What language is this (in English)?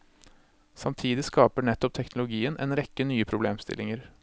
Norwegian